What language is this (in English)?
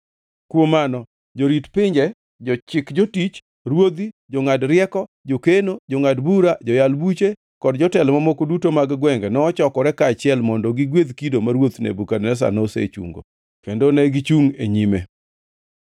Luo (Kenya and Tanzania)